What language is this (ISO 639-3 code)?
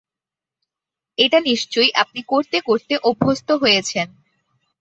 ben